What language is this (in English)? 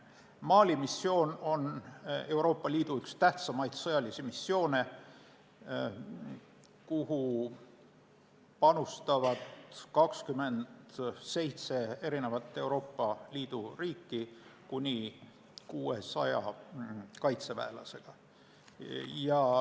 Estonian